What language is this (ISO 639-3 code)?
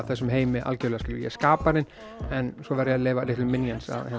isl